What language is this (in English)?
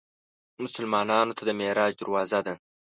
Pashto